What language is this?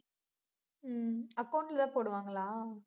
Tamil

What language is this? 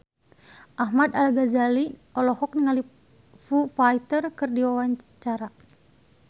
Sundanese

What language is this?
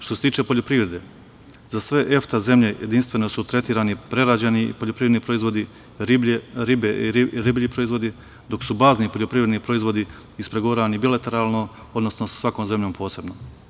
Serbian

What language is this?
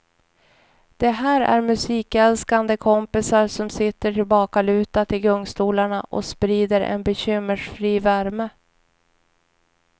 Swedish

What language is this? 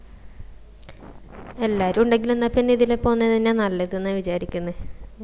Malayalam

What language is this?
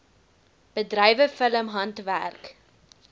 Afrikaans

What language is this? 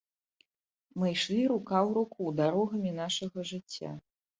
Belarusian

